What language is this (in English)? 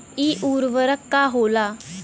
Bhojpuri